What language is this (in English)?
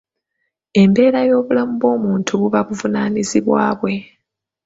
Ganda